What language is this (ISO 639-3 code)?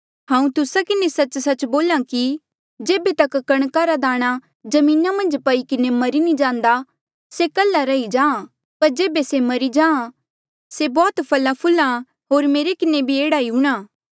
mjl